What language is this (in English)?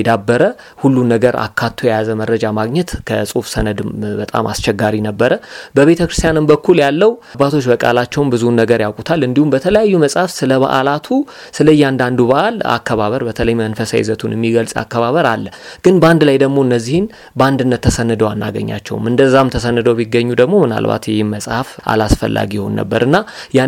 Amharic